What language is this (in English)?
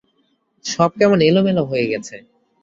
Bangla